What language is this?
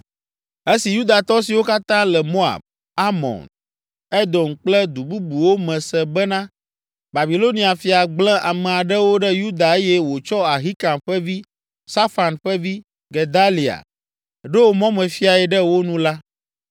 Ewe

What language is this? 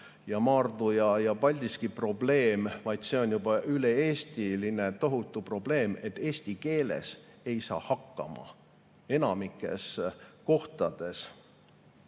Estonian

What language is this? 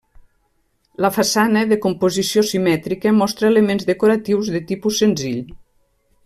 Catalan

